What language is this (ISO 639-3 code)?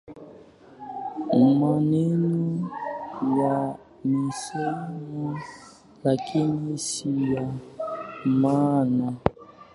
swa